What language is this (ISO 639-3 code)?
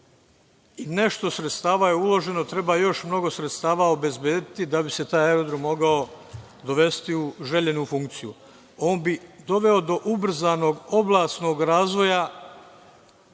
srp